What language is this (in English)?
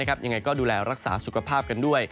Thai